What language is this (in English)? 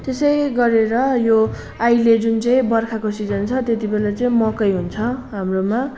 Nepali